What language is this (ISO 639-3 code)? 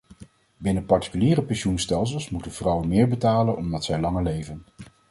nld